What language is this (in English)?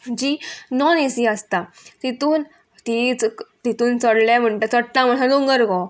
Konkani